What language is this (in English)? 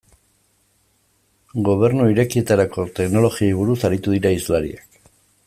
Basque